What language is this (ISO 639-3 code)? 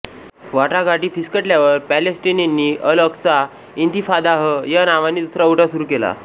mar